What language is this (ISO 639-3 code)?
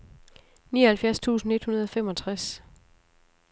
dan